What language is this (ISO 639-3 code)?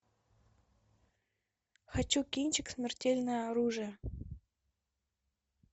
rus